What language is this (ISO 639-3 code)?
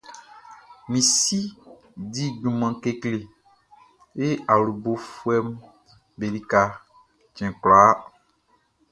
bci